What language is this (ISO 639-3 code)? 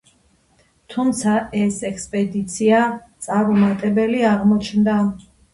kat